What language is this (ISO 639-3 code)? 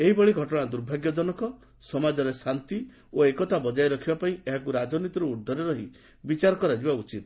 ori